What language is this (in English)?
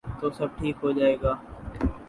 Urdu